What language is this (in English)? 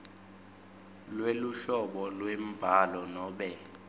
Swati